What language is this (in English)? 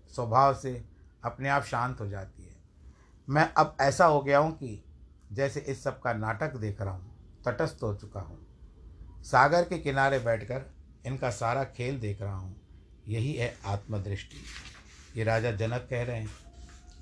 Hindi